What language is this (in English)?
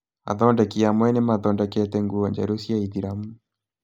Kikuyu